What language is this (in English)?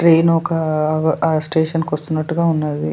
Telugu